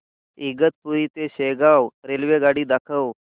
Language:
Marathi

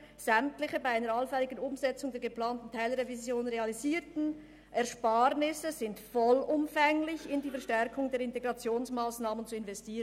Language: Swiss German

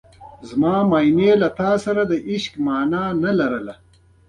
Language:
Pashto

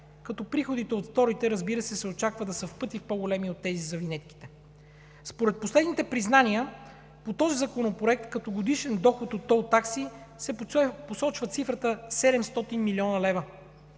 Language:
Bulgarian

